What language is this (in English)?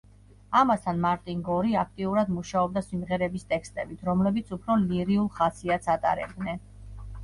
Georgian